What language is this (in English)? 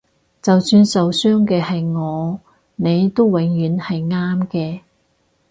Cantonese